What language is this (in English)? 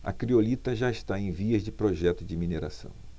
Portuguese